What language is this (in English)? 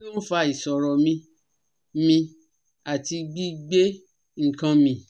Yoruba